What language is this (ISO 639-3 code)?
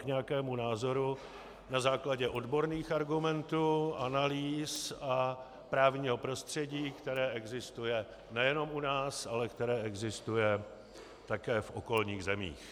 ces